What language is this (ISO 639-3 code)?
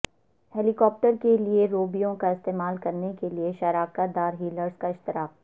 urd